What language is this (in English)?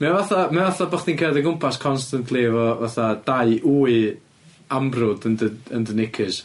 Welsh